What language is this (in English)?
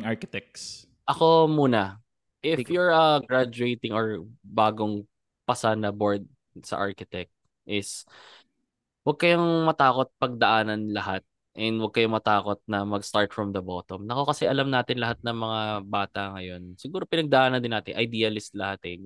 Filipino